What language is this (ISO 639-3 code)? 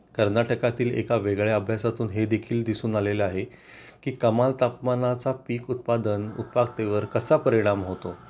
mar